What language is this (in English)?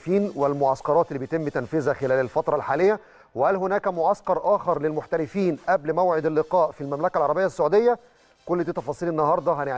Arabic